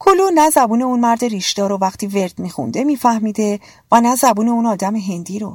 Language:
Persian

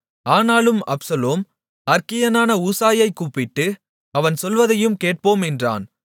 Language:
Tamil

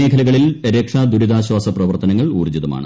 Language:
Malayalam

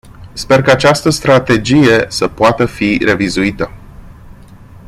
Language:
Romanian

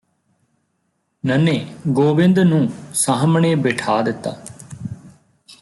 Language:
Punjabi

